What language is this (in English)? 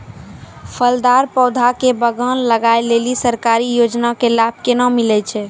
Maithili